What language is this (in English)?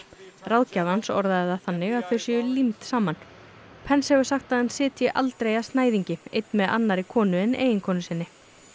Icelandic